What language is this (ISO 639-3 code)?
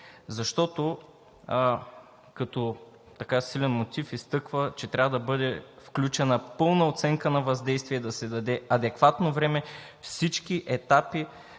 bul